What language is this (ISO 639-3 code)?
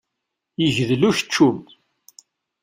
kab